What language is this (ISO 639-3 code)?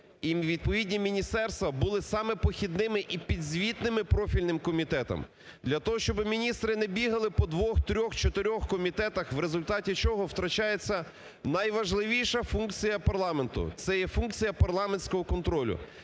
ukr